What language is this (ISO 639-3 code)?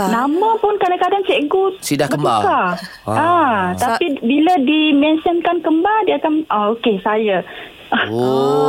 msa